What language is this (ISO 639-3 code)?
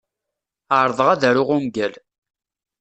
kab